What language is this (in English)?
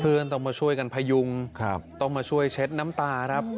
Thai